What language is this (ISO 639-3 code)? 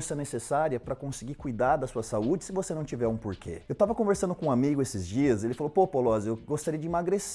por